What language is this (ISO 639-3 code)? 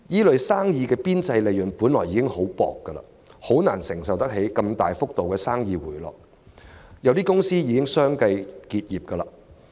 yue